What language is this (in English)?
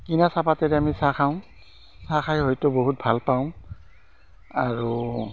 Assamese